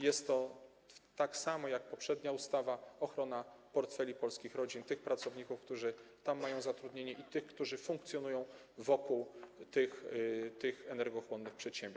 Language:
Polish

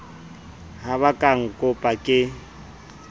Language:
Southern Sotho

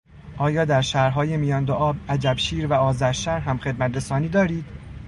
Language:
Persian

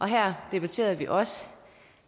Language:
Danish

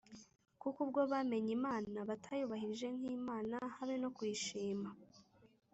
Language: Kinyarwanda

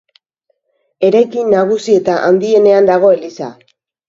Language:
Basque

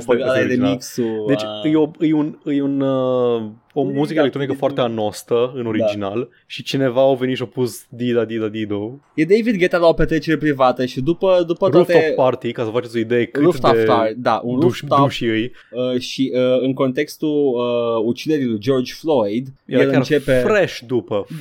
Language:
Romanian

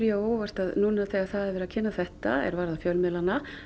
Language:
Icelandic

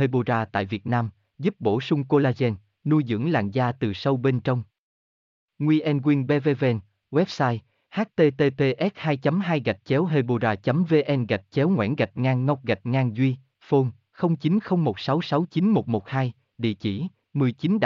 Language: Vietnamese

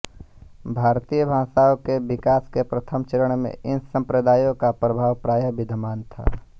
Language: Hindi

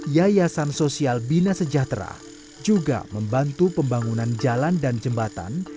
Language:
Indonesian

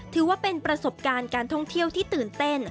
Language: Thai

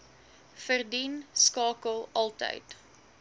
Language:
Afrikaans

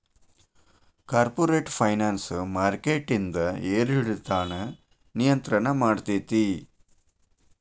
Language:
Kannada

